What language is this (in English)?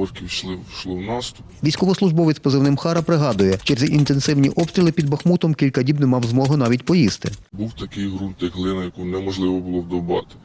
Ukrainian